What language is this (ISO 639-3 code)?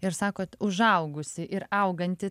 lit